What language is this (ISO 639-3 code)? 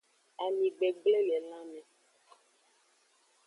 ajg